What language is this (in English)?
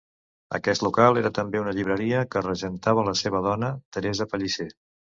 Catalan